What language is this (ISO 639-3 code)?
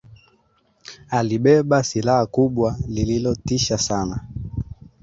swa